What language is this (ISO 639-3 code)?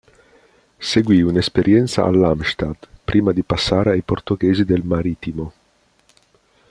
ita